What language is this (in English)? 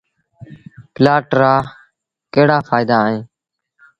Sindhi Bhil